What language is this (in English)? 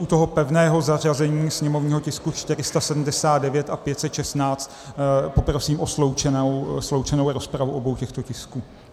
Czech